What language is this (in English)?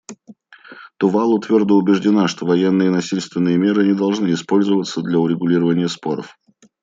Russian